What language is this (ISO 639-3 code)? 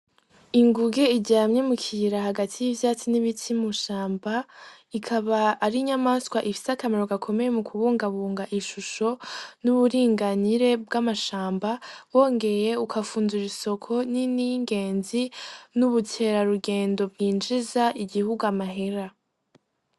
run